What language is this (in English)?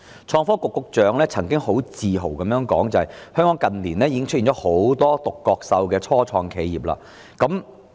Cantonese